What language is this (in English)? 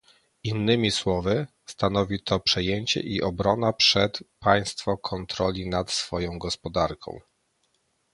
Polish